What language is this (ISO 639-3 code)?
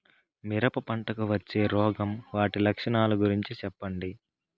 tel